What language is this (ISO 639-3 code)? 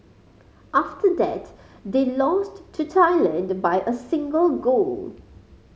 eng